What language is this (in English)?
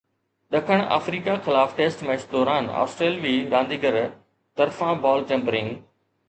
Sindhi